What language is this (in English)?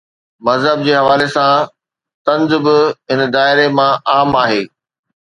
Sindhi